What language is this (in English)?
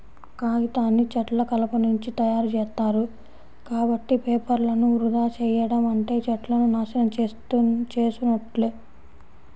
Telugu